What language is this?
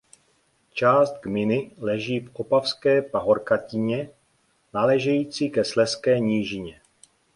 Czech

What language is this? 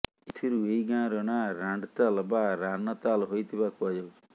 Odia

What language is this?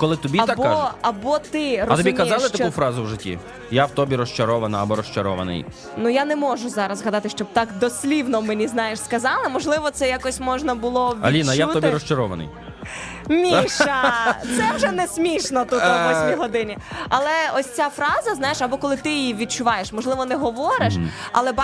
Ukrainian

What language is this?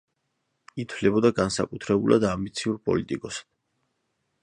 Georgian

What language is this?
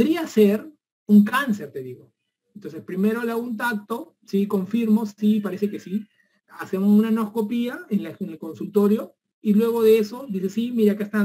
Spanish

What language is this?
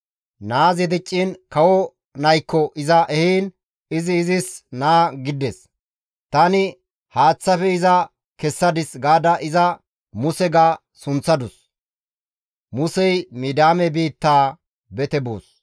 Gamo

